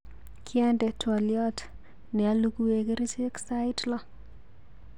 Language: Kalenjin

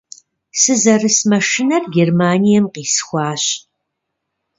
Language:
Kabardian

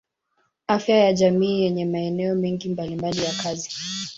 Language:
Swahili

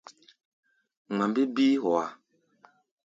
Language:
Gbaya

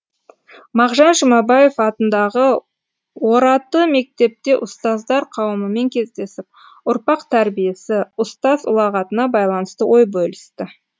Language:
Kazakh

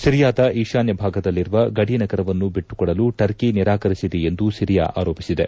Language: Kannada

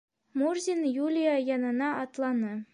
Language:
Bashkir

